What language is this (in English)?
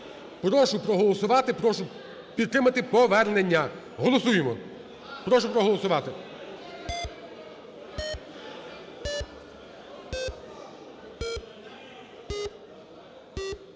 Ukrainian